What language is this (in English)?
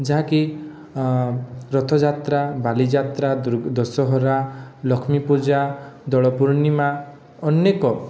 Odia